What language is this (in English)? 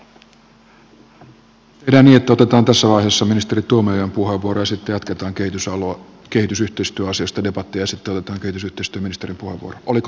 Finnish